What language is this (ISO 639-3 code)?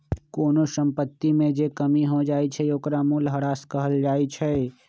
mag